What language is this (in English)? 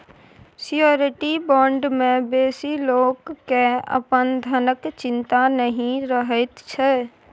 Maithili